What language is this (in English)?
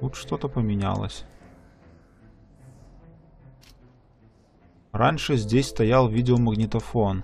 Russian